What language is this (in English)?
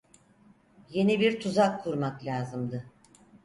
Turkish